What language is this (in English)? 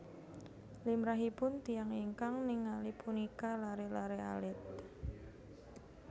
Javanese